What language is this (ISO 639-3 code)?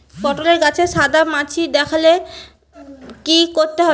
ben